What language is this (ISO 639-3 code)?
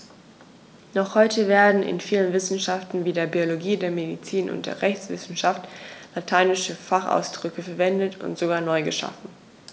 deu